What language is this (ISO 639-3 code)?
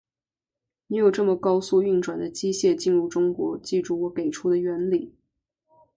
zho